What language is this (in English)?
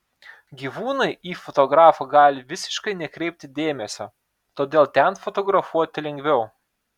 Lithuanian